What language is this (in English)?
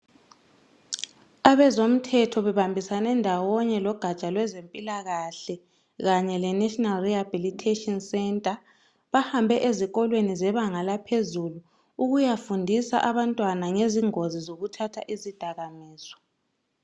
North Ndebele